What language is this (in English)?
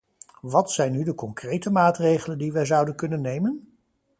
Dutch